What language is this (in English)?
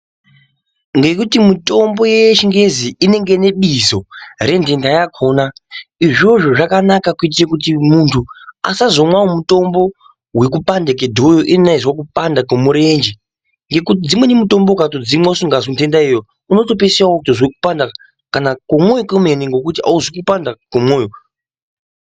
Ndau